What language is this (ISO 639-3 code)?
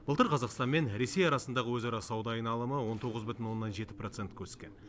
kaz